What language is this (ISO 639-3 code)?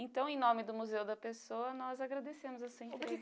por